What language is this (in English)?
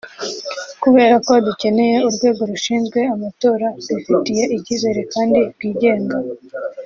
Kinyarwanda